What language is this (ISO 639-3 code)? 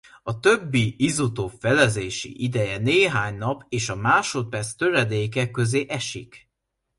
hun